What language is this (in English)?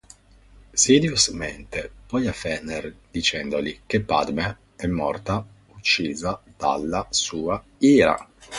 Italian